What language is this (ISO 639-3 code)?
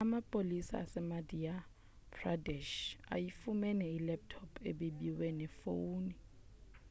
xho